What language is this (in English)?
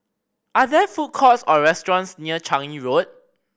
English